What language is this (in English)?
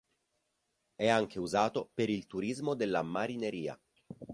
Italian